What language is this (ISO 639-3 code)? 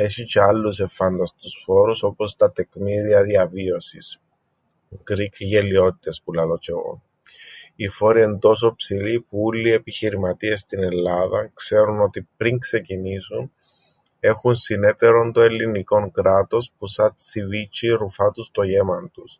ell